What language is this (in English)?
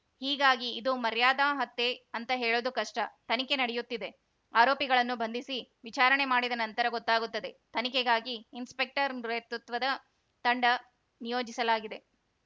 Kannada